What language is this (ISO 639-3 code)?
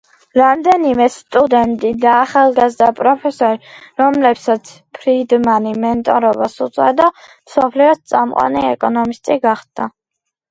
kat